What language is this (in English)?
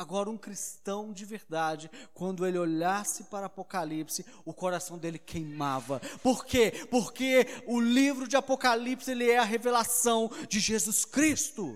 Portuguese